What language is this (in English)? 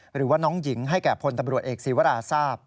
Thai